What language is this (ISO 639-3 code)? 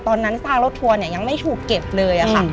tha